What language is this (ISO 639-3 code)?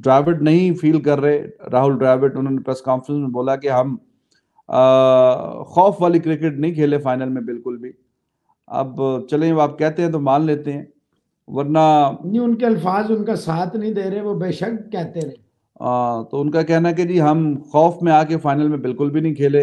hin